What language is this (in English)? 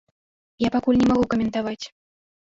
Belarusian